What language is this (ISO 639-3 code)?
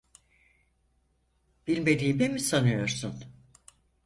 tur